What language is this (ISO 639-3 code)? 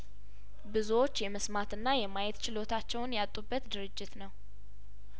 amh